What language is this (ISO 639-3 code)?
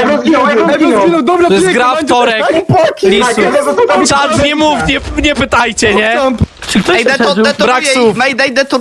pol